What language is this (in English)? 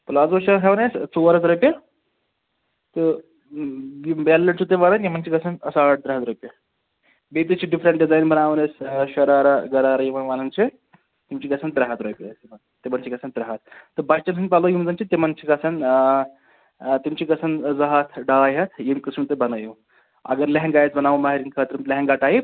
Kashmiri